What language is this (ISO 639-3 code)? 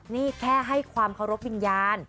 tha